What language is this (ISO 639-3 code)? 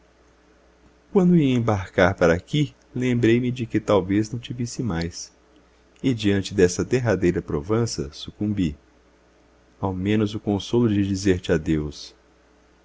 por